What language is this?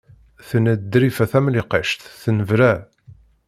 Kabyle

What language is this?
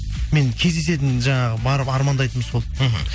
Kazakh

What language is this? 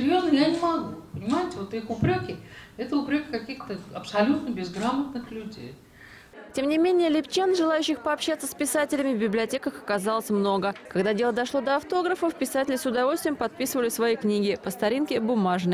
Russian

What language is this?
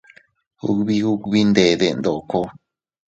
Teutila Cuicatec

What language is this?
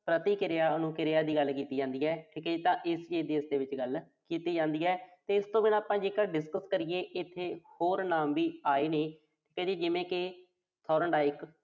Punjabi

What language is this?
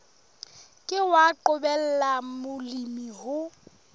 Southern Sotho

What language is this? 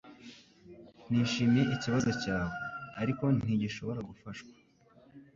Kinyarwanda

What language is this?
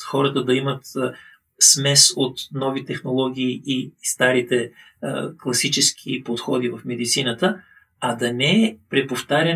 Bulgarian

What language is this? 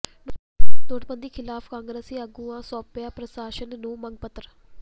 Punjabi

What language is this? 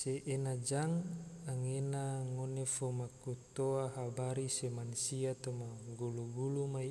Tidore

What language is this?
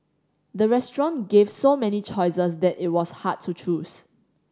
English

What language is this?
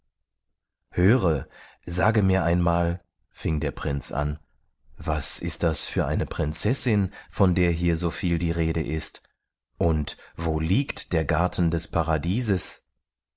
German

